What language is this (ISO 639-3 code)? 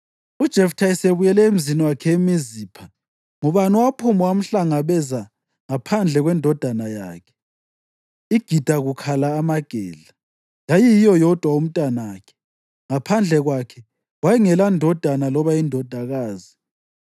nde